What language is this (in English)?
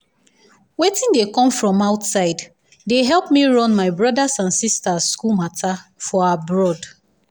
Nigerian Pidgin